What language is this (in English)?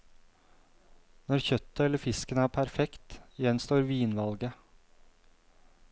Norwegian